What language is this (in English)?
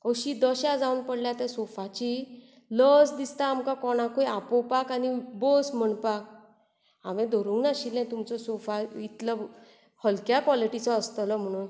Konkani